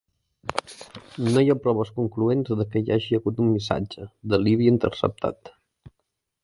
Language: Catalan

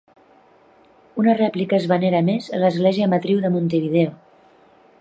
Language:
Catalan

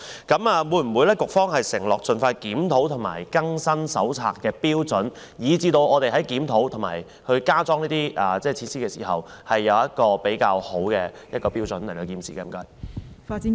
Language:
Cantonese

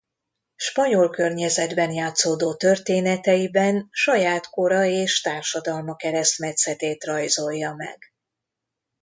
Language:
Hungarian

